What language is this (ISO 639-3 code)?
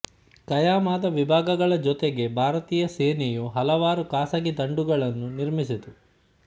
kan